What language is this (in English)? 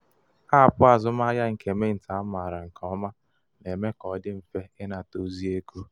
Igbo